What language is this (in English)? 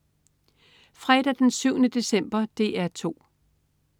Danish